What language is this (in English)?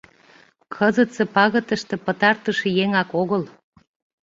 Mari